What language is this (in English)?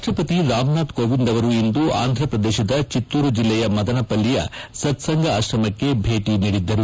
Kannada